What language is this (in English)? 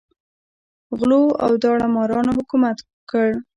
Pashto